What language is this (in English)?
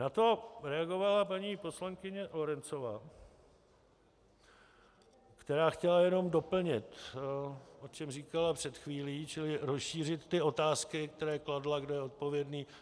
Czech